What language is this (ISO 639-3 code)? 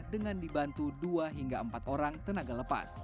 ind